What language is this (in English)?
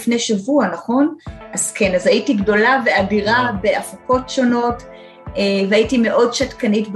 Hebrew